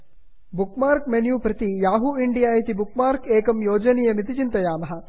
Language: Sanskrit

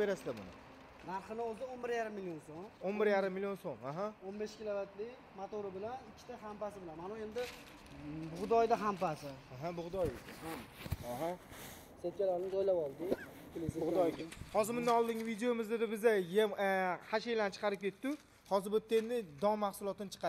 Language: Turkish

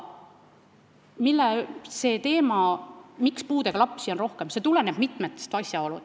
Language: Estonian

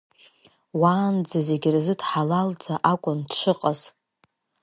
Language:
Abkhazian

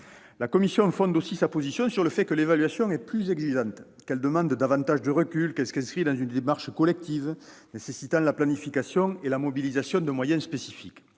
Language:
French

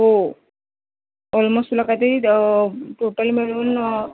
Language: Marathi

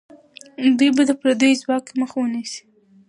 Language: Pashto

